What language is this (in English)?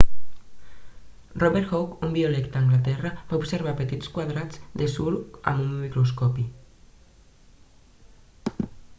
Catalan